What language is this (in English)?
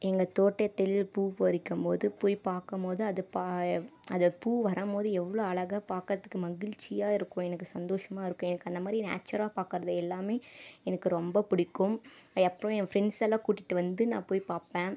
Tamil